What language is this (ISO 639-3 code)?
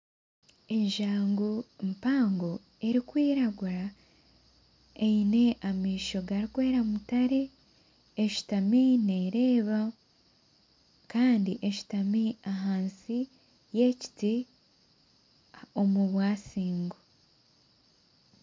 nyn